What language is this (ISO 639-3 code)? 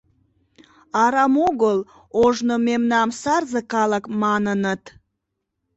chm